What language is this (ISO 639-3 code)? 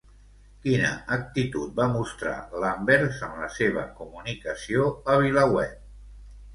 cat